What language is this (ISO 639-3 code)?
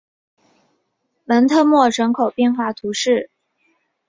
zho